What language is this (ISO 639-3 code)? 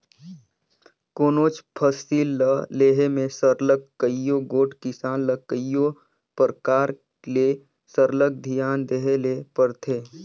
hne